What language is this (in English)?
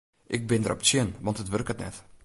Western Frisian